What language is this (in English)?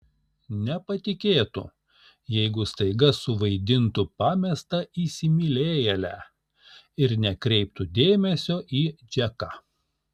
Lithuanian